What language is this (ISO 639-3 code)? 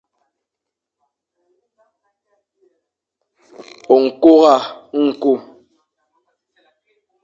fan